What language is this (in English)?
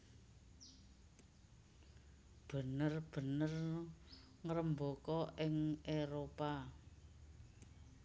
Javanese